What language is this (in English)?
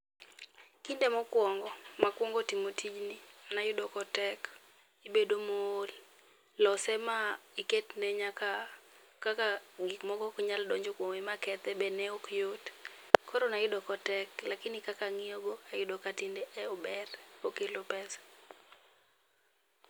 Luo (Kenya and Tanzania)